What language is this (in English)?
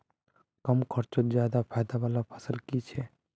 Magahi